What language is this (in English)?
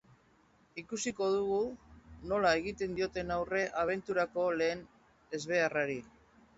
Basque